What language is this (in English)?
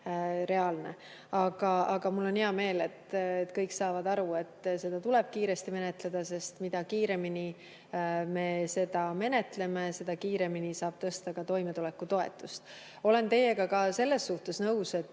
Estonian